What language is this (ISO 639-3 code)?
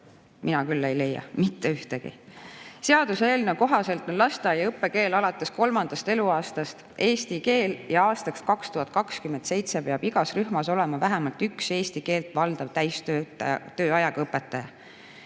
est